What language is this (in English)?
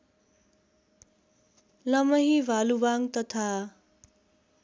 Nepali